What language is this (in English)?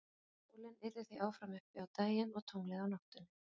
Icelandic